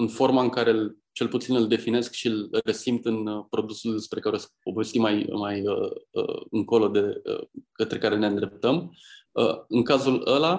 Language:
Romanian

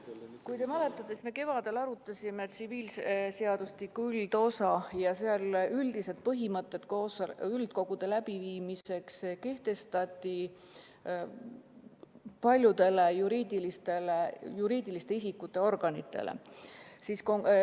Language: Estonian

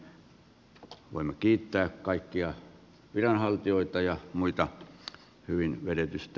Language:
Finnish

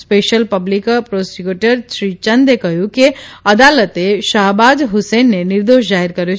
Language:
Gujarati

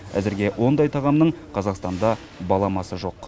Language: Kazakh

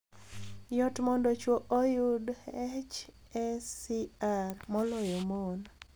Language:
Luo (Kenya and Tanzania)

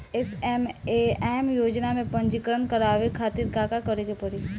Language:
Bhojpuri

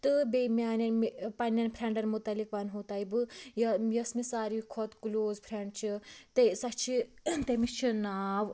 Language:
Kashmiri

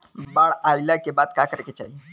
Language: Bhojpuri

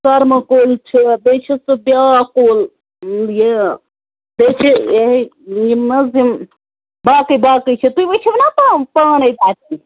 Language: Kashmiri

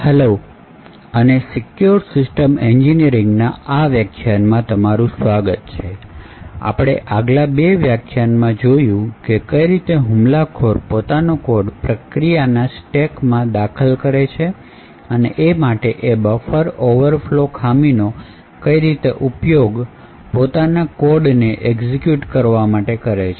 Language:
Gujarati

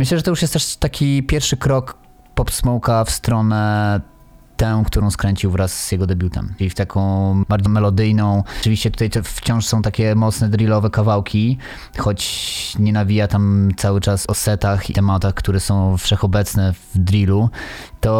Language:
Polish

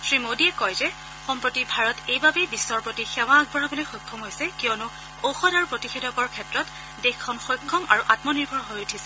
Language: Assamese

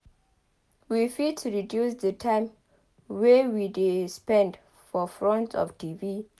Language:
Nigerian Pidgin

